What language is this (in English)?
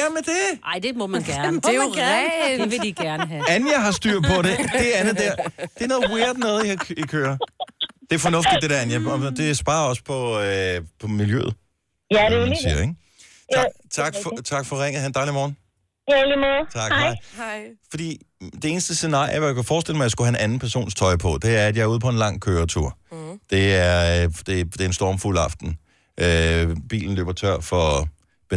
Danish